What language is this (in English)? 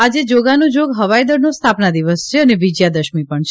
Gujarati